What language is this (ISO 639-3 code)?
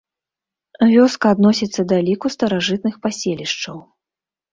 bel